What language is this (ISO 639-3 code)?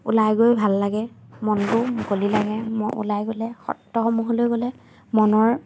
asm